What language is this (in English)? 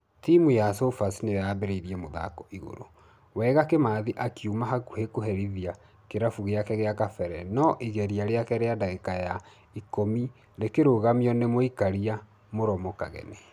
Kikuyu